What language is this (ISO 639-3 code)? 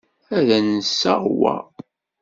kab